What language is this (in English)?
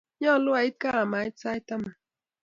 Kalenjin